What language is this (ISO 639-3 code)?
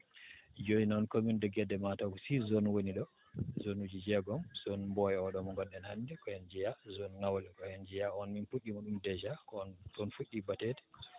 ful